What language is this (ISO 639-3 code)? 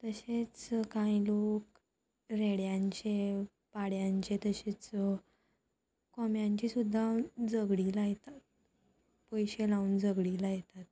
kok